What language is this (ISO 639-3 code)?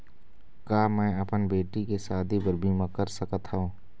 hne